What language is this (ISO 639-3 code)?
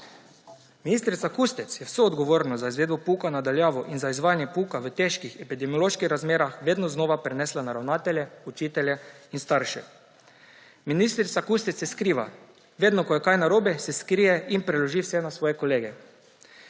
slv